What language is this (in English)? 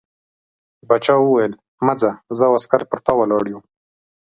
Pashto